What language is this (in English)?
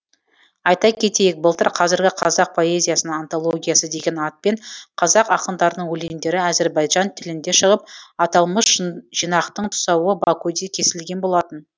Kazakh